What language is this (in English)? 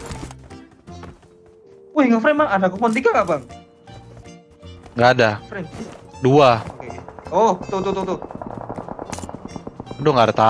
Indonesian